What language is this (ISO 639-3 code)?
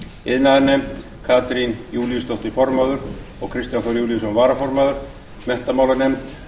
isl